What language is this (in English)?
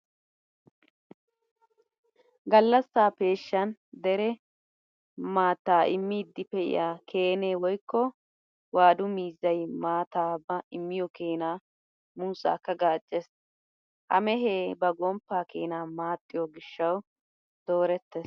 Wolaytta